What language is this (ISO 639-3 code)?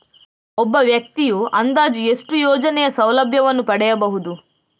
kan